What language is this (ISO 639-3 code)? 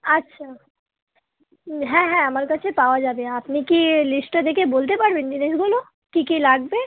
ben